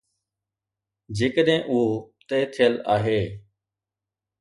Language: Sindhi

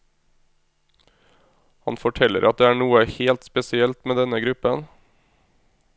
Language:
Norwegian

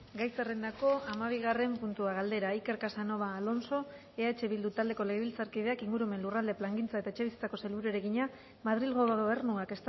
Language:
Basque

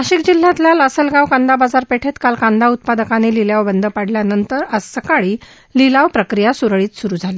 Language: Marathi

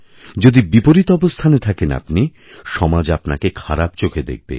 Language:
Bangla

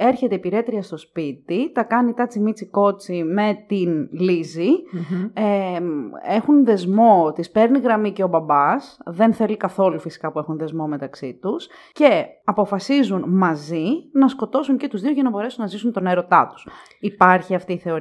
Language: Greek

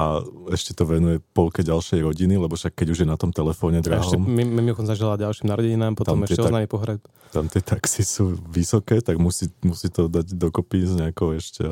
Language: Slovak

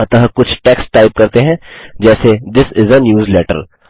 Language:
Hindi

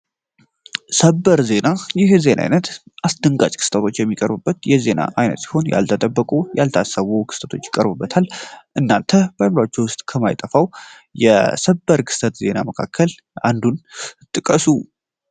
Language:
Amharic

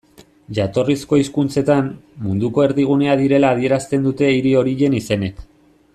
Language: Basque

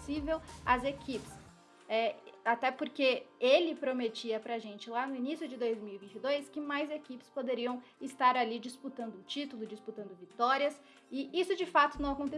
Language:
Portuguese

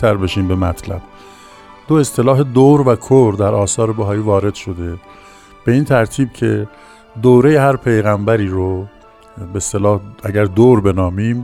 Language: Persian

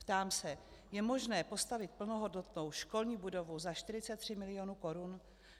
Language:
Czech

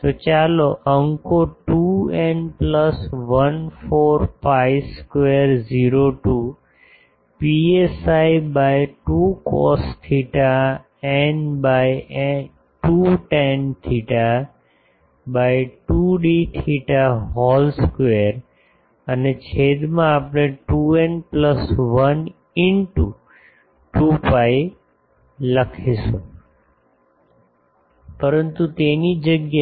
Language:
Gujarati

